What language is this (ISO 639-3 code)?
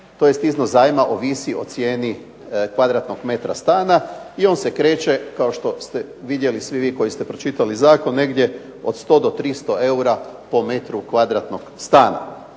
hrv